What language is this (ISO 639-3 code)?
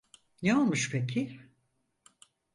tur